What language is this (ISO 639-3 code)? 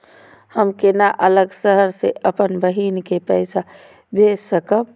mai